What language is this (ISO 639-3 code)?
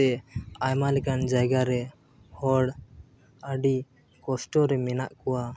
sat